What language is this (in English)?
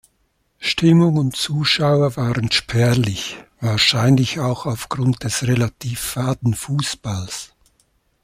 German